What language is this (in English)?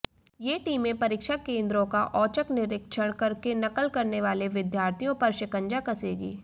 Hindi